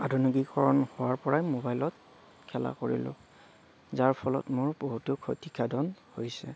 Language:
Assamese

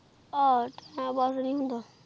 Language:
Punjabi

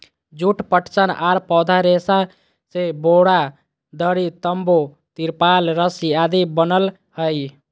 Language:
Magahi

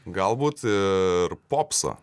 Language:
Lithuanian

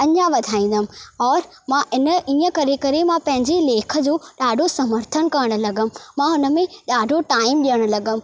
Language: Sindhi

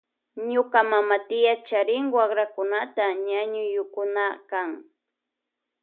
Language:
Loja Highland Quichua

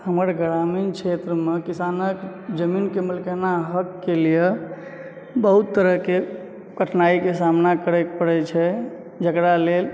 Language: Maithili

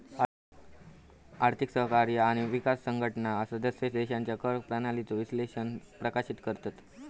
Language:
Marathi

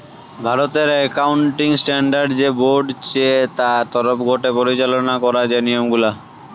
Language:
Bangla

